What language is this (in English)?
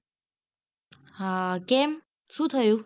Gujarati